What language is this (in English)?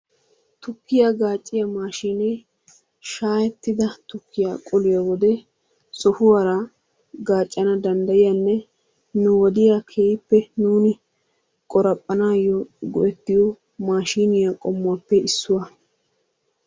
Wolaytta